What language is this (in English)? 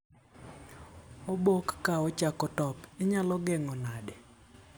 Luo (Kenya and Tanzania)